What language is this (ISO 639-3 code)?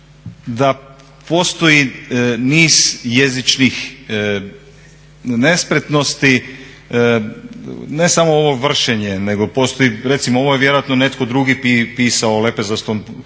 hrv